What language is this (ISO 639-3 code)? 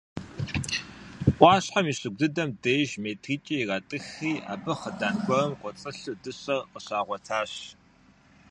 kbd